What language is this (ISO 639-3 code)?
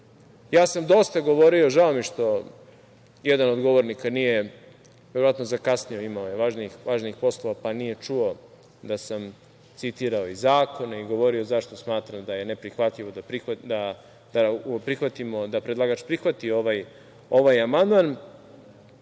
srp